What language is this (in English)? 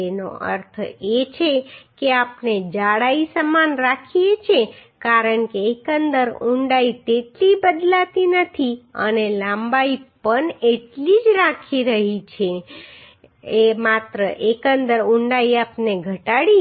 Gujarati